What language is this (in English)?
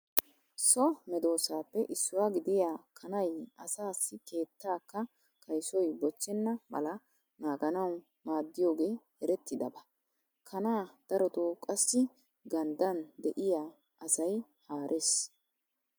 Wolaytta